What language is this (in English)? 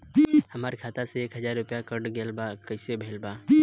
Bhojpuri